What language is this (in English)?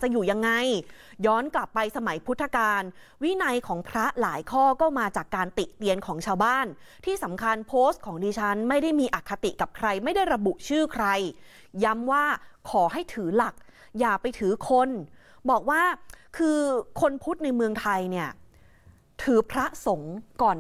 Thai